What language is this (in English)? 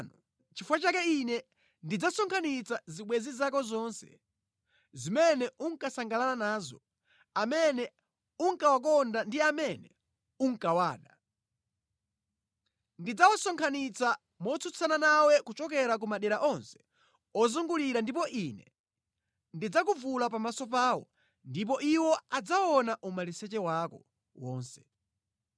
Nyanja